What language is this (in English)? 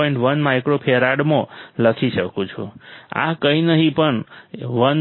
Gujarati